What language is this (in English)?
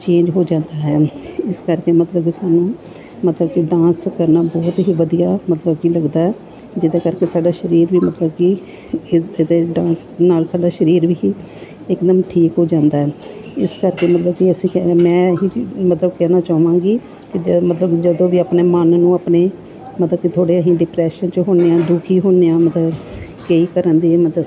Punjabi